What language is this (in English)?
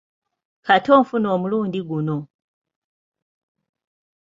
Ganda